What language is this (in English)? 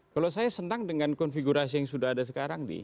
Indonesian